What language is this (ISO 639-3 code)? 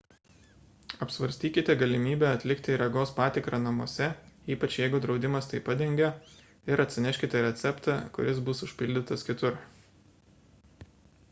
lit